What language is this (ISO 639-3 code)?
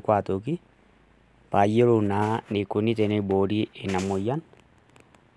mas